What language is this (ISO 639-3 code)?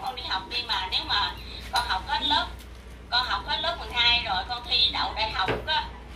vie